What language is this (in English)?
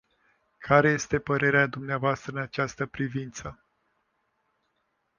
Romanian